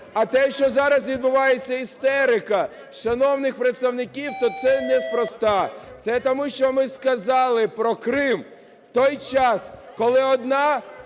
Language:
Ukrainian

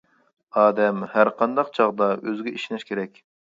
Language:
Uyghur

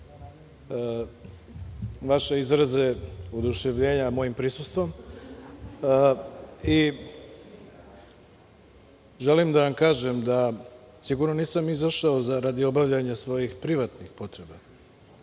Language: Serbian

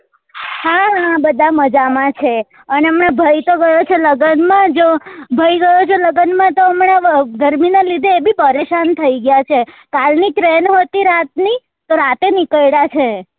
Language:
Gujarati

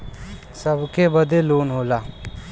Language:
Bhojpuri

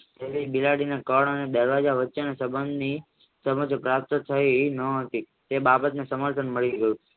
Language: Gujarati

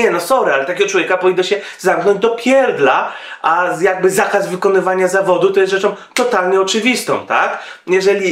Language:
Polish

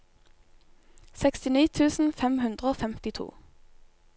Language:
Norwegian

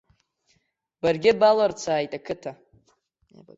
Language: Abkhazian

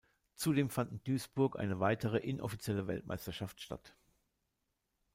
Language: German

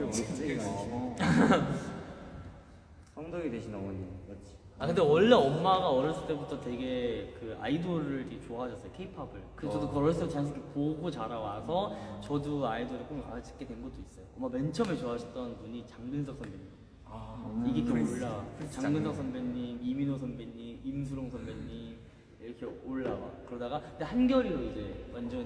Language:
Korean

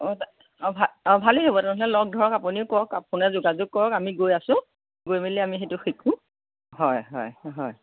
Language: Assamese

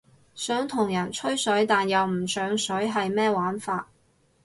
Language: Cantonese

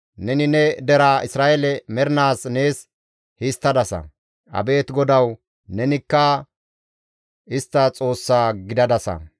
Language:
Gamo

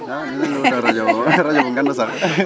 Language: Wolof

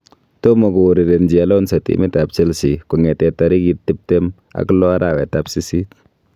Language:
Kalenjin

